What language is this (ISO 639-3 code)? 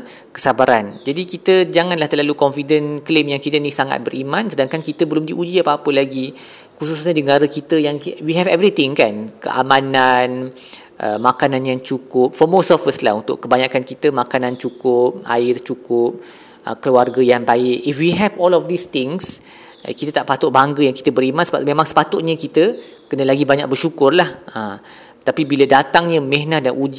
msa